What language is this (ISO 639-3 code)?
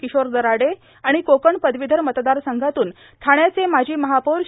mar